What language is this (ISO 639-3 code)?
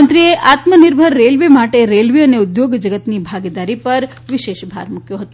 guj